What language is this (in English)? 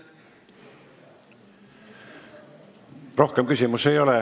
Estonian